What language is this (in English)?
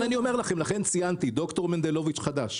Hebrew